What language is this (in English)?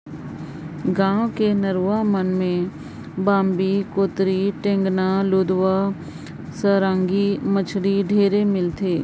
Chhattisgarhi